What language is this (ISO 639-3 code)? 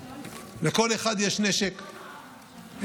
heb